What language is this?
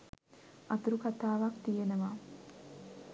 Sinhala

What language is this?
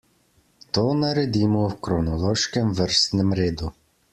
Slovenian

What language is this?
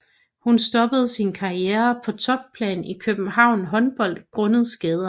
Danish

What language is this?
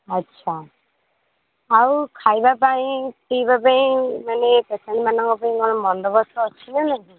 Odia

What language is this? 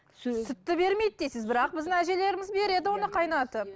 Kazakh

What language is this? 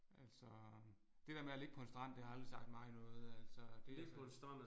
Danish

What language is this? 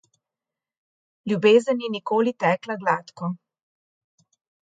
Slovenian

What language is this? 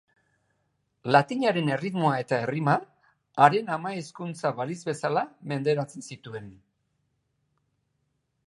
Basque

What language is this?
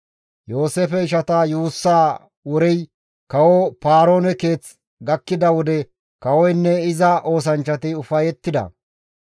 Gamo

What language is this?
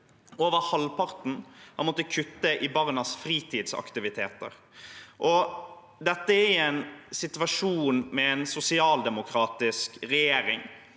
Norwegian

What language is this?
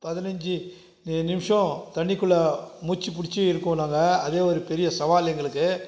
Tamil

